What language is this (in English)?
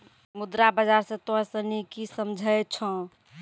Maithili